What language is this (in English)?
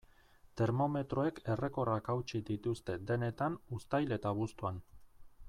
Basque